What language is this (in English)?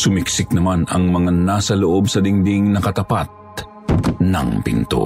Filipino